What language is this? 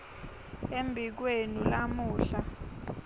Swati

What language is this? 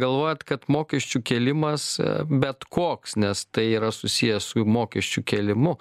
Lithuanian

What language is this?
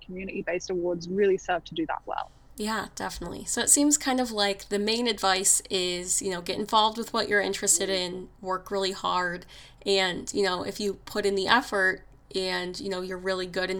English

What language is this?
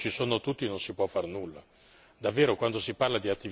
Italian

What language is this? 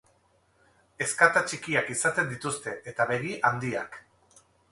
Basque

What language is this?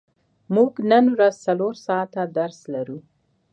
Pashto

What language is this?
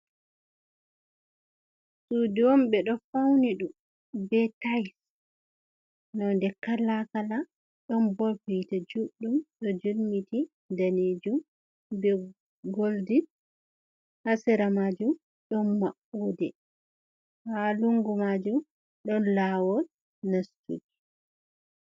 Fula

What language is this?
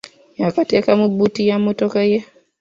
Ganda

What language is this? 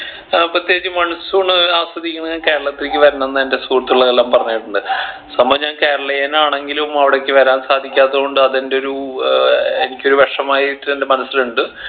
Malayalam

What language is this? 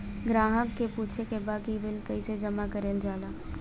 Bhojpuri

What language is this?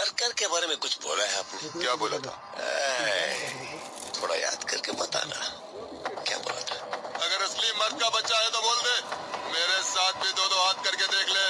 Hindi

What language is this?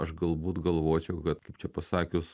Lithuanian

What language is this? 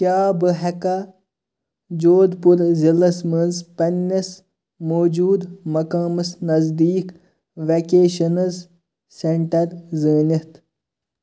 Kashmiri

